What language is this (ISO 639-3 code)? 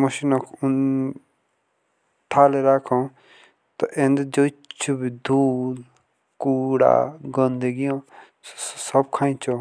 jns